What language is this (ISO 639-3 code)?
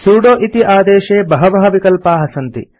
san